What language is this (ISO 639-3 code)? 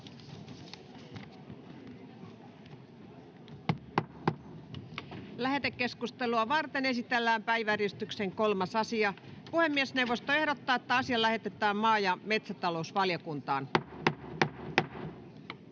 fin